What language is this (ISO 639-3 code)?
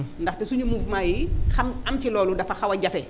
wol